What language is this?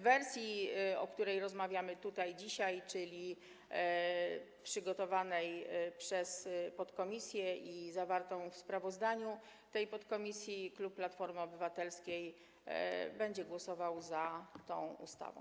Polish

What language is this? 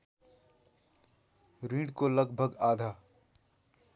Nepali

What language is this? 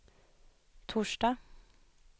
Swedish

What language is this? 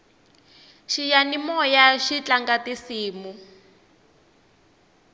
Tsonga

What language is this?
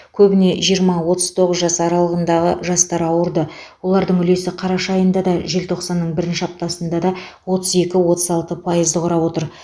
Kazakh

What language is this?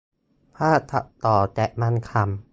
Thai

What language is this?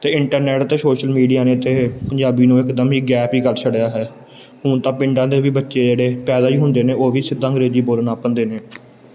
Punjabi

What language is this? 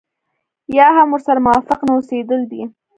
Pashto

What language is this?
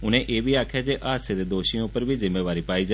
Dogri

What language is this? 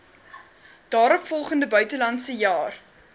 Afrikaans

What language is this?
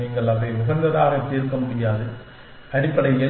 Tamil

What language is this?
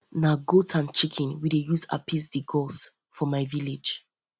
Nigerian Pidgin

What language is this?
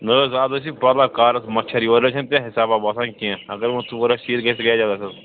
Kashmiri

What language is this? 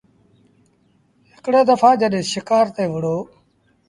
Sindhi Bhil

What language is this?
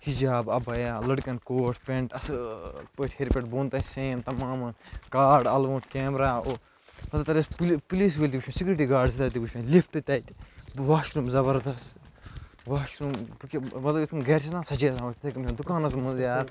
Kashmiri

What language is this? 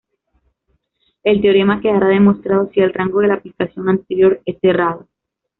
Spanish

